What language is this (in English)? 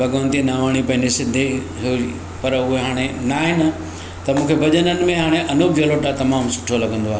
Sindhi